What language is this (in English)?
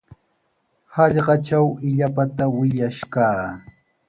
Sihuas Ancash Quechua